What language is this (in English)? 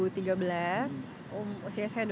Indonesian